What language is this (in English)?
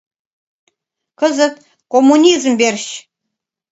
Mari